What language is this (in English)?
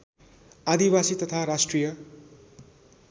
Nepali